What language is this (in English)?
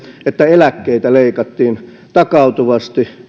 Finnish